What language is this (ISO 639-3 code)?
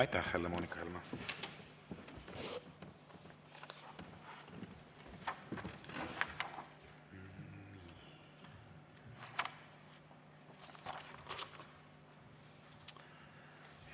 est